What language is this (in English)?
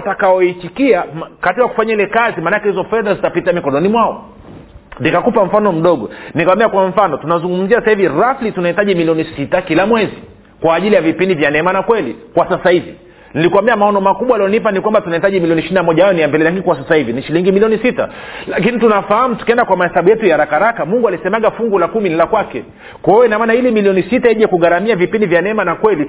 Swahili